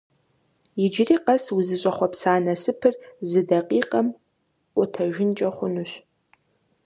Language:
Kabardian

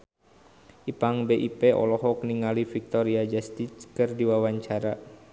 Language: Sundanese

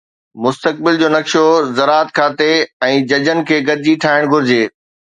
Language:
Sindhi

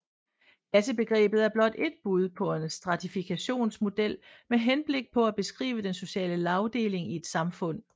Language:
Danish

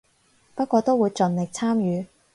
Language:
Cantonese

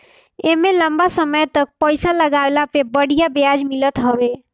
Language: Bhojpuri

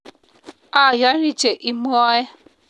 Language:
Kalenjin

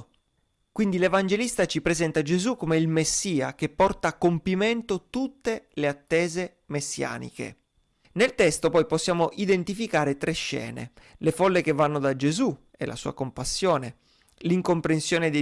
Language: Italian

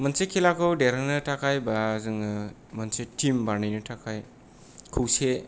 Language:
Bodo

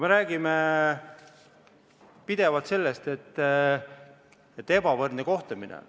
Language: Estonian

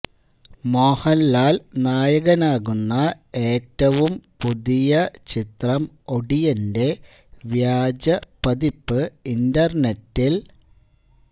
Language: Malayalam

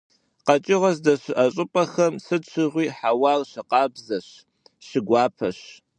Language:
Kabardian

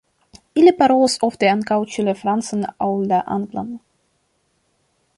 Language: Esperanto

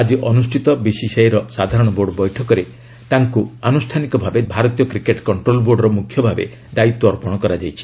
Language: Odia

